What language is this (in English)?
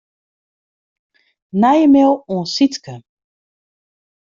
Western Frisian